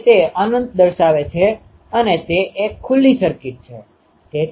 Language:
Gujarati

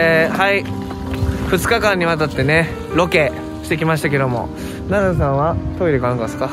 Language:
Japanese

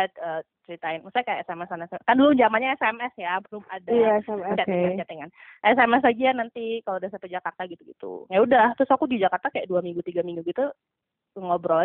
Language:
Indonesian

